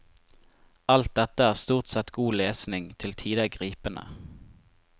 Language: Norwegian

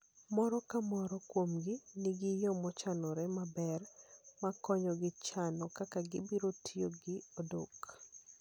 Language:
Luo (Kenya and Tanzania)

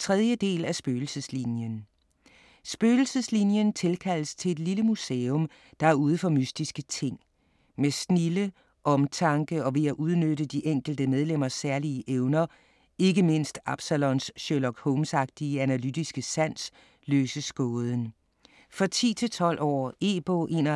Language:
Danish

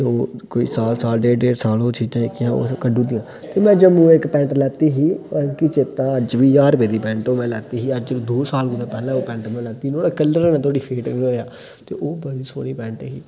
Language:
Dogri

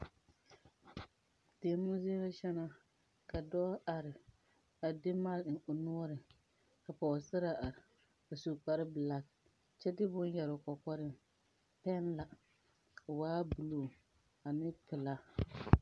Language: Southern Dagaare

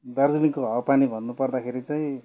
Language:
Nepali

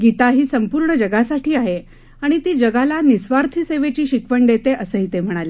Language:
Marathi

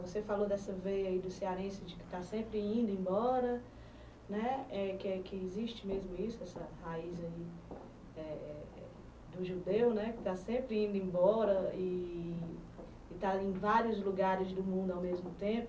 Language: Portuguese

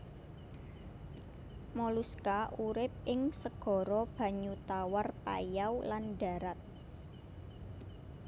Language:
Javanese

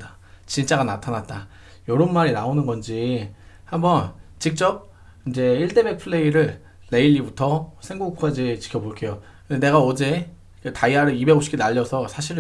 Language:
Korean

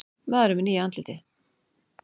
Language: Icelandic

